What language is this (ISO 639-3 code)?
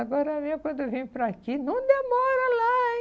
por